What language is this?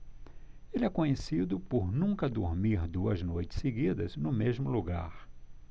Portuguese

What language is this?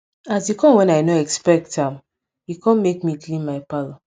Nigerian Pidgin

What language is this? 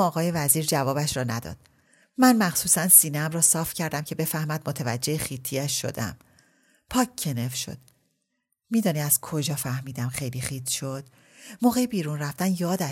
Persian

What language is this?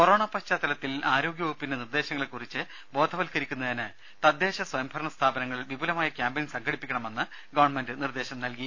Malayalam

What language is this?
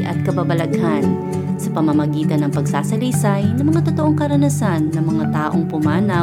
Filipino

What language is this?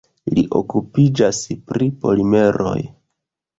Esperanto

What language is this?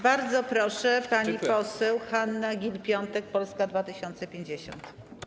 Polish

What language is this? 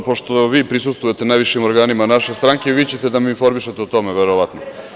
Serbian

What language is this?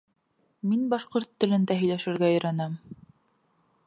Bashkir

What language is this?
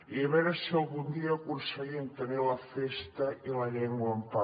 Catalan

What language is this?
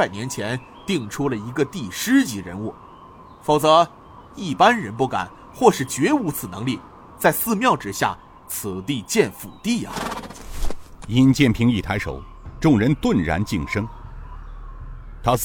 Chinese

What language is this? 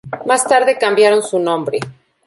Spanish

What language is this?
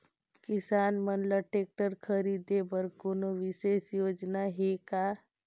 Chhattisgarhi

